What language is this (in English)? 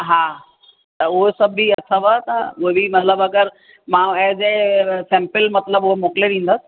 Sindhi